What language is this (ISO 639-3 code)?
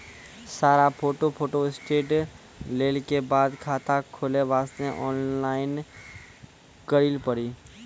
mai